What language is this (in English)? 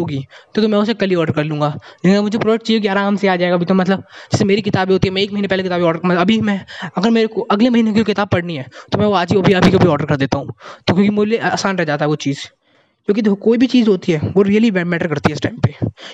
Hindi